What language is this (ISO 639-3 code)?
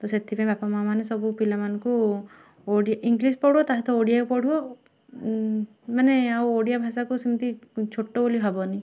ori